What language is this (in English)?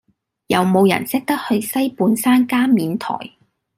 Cantonese